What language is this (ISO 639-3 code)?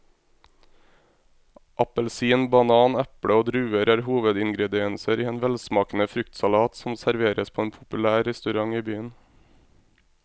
nor